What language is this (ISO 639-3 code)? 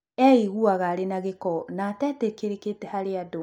kik